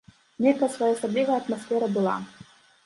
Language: Belarusian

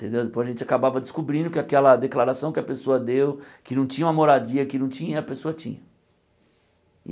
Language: Portuguese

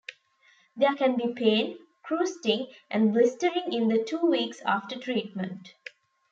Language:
English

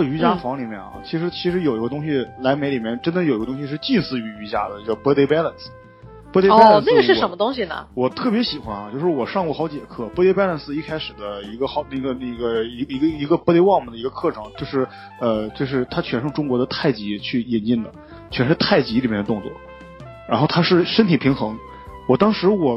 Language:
Chinese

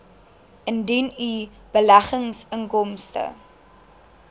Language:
Afrikaans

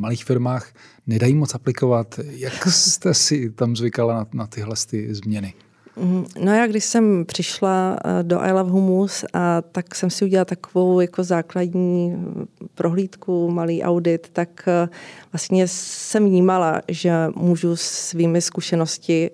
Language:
Czech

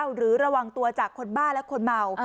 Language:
Thai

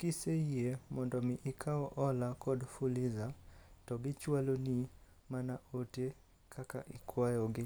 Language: Luo (Kenya and Tanzania)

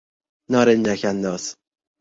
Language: Persian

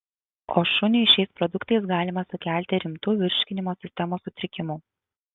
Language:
Lithuanian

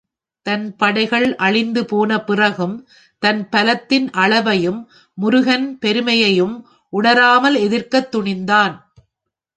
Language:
Tamil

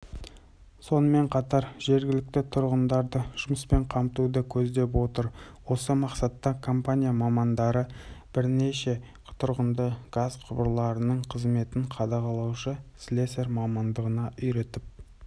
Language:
Kazakh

